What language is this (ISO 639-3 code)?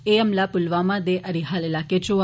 doi